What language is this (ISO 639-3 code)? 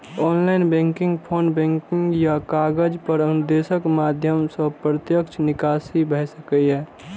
mai